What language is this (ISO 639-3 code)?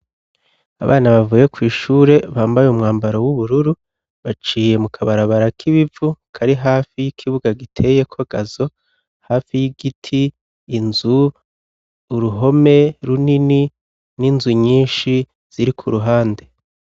run